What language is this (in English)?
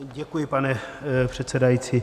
Czech